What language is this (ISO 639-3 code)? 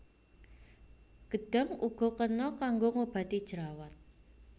jav